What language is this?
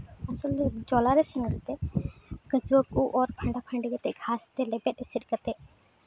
Santali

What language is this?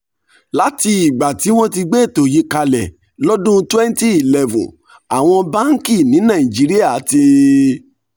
Yoruba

